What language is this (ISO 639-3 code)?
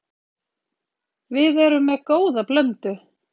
isl